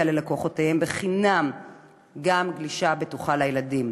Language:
Hebrew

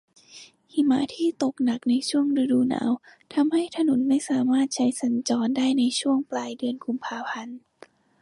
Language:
Thai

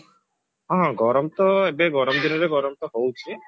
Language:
Odia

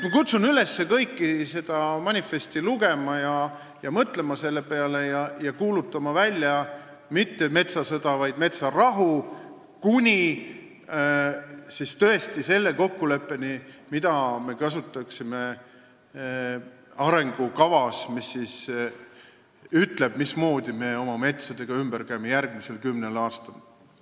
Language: Estonian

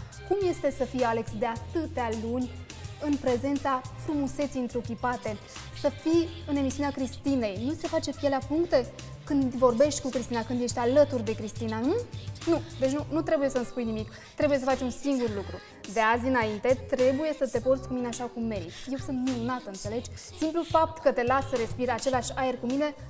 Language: Romanian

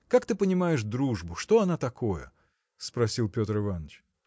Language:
Russian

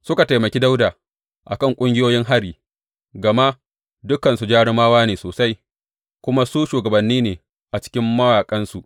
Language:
Hausa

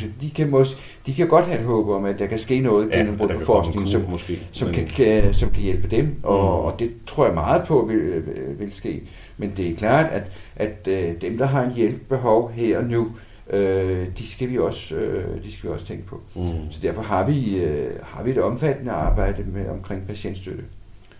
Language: Danish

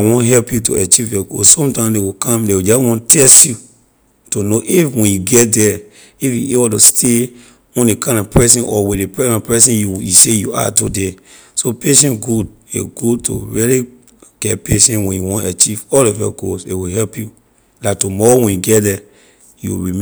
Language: Liberian English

